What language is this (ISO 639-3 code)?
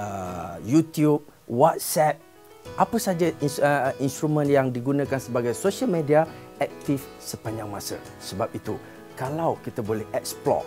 msa